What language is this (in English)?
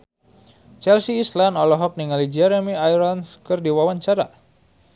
Sundanese